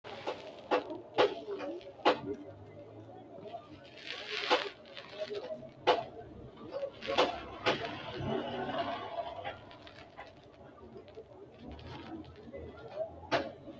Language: Sidamo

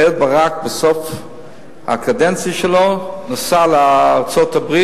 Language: Hebrew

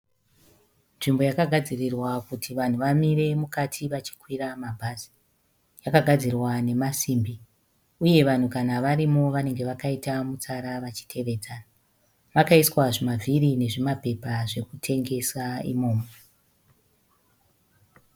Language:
Shona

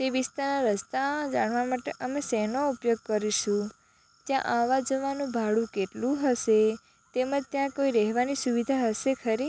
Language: Gujarati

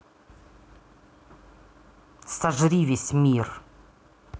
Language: Russian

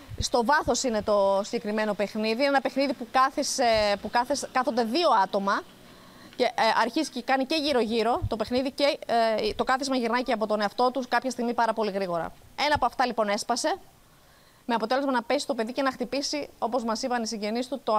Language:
Greek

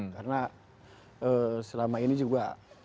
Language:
Indonesian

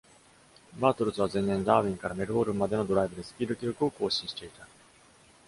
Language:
Japanese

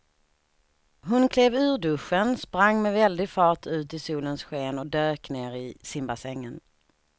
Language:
Swedish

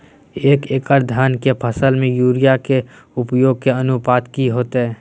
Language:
Magahi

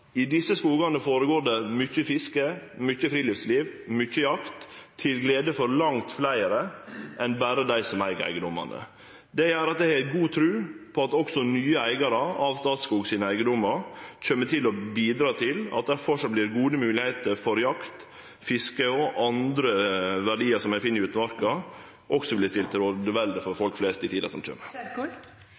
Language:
Norwegian Nynorsk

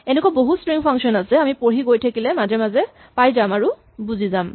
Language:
Assamese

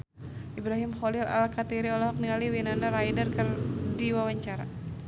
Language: Sundanese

